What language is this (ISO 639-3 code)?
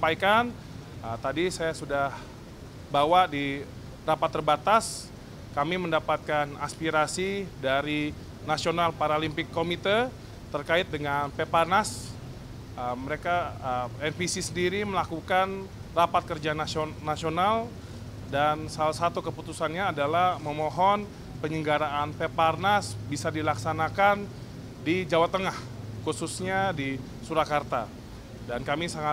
ind